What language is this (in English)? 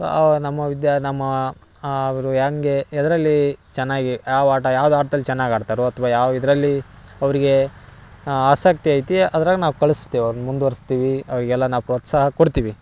Kannada